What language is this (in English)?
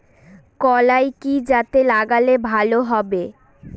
Bangla